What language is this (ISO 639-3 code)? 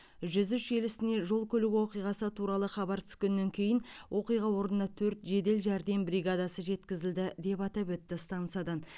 kaz